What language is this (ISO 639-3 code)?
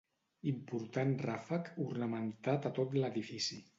cat